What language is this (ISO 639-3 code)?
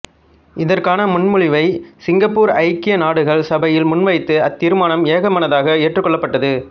tam